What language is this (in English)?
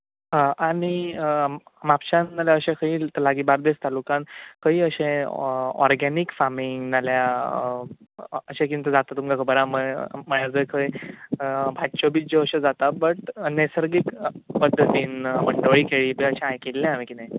Konkani